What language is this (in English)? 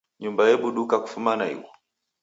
Taita